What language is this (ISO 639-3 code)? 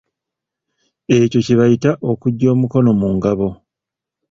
lug